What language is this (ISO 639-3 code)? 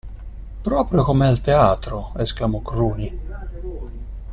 ita